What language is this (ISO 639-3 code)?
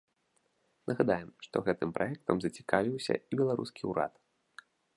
bel